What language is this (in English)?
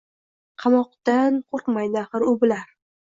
Uzbek